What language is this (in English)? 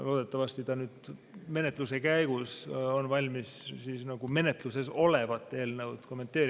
Estonian